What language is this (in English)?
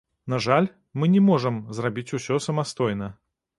Belarusian